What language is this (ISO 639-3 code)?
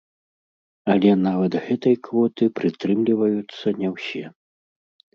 bel